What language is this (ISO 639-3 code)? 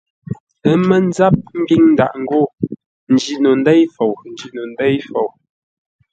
nla